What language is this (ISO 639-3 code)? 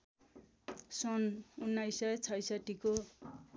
nep